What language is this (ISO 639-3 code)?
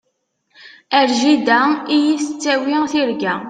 kab